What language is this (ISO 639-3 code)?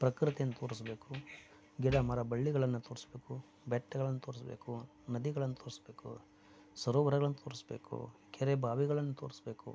kan